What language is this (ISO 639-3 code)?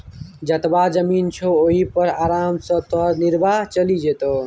mai